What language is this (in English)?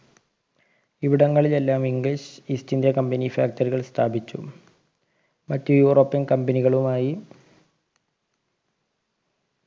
Malayalam